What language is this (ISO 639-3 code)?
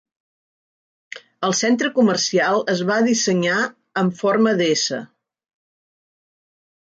cat